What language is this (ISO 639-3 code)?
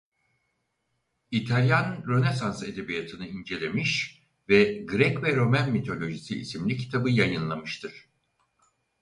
tur